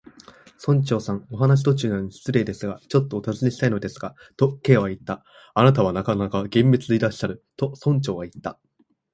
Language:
Japanese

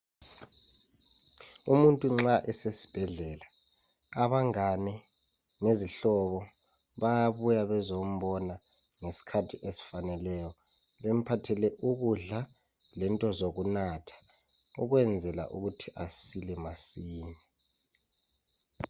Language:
North Ndebele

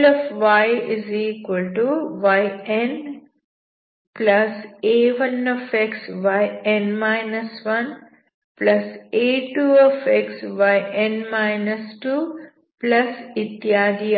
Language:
Kannada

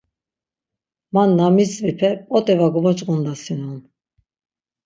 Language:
Laz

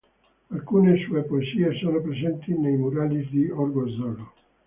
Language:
Italian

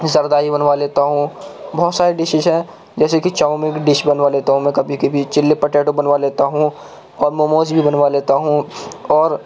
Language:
Urdu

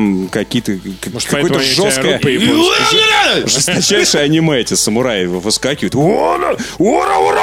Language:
Russian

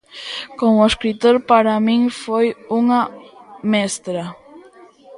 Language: Galician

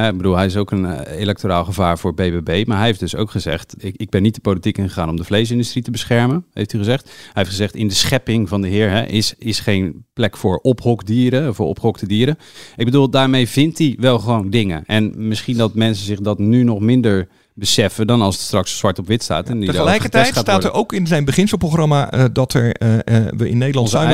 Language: Dutch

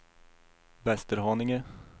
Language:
Swedish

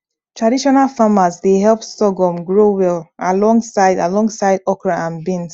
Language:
Nigerian Pidgin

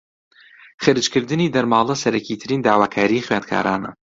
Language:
Central Kurdish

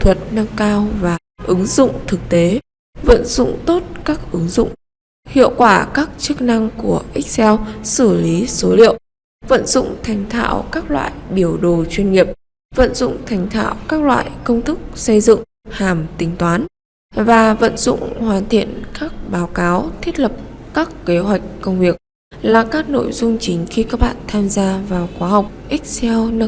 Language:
Vietnamese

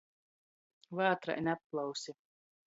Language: Latgalian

